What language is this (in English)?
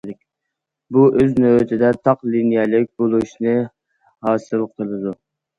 Uyghur